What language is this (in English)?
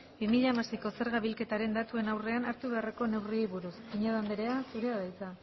Basque